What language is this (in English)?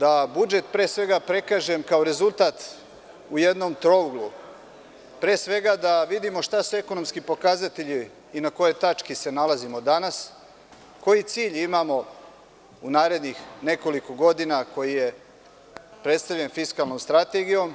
Serbian